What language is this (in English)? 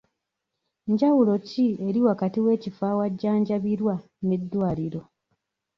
Ganda